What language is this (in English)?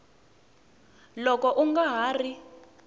Tsonga